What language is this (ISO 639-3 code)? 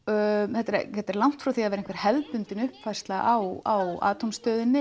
isl